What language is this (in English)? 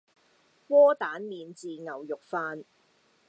Cantonese